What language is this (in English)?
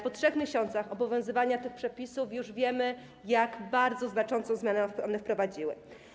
Polish